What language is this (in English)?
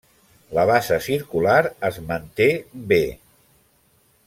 Catalan